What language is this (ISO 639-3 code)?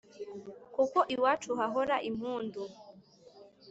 kin